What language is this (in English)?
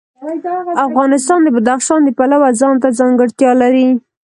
Pashto